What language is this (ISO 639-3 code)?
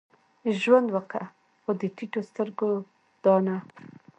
pus